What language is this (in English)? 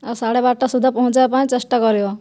Odia